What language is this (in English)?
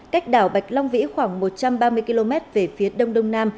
Vietnamese